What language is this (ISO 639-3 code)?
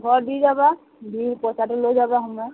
asm